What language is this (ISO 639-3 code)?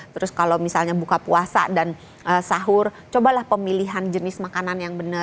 ind